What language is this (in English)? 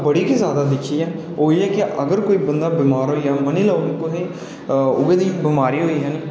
Dogri